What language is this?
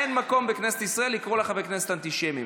Hebrew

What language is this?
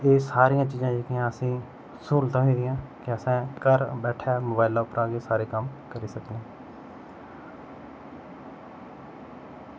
Dogri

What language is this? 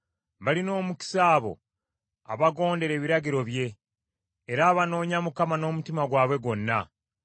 Ganda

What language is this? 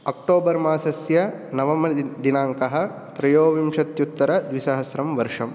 Sanskrit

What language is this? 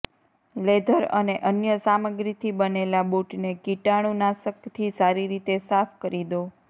Gujarati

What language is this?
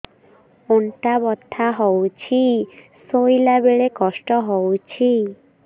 Odia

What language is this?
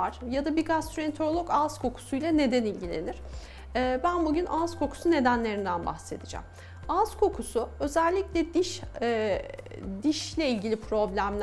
Turkish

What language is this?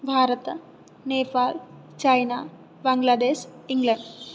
Sanskrit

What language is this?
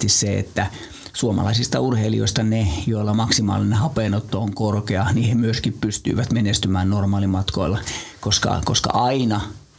Finnish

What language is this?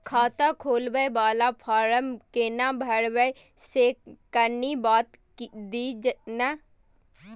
Maithili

